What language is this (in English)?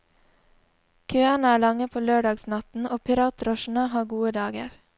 Norwegian